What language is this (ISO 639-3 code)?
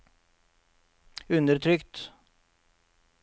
nor